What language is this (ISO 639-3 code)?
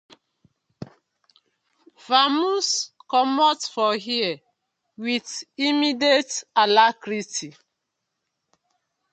pcm